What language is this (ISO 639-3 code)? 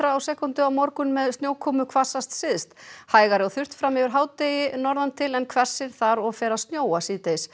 isl